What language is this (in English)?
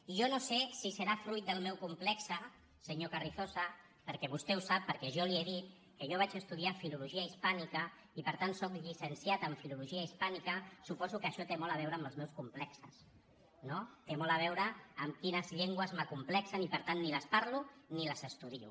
Catalan